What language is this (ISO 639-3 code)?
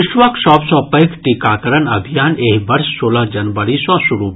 mai